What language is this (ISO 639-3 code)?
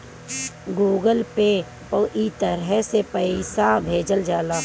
bho